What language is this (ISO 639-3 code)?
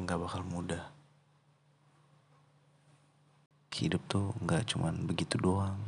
ind